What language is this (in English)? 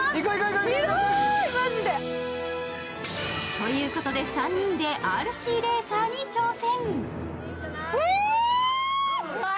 Japanese